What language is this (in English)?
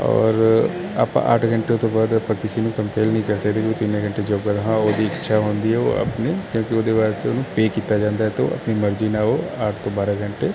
Punjabi